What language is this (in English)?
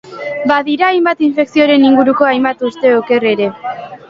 Basque